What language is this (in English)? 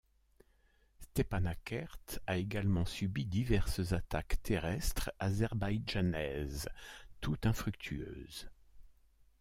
French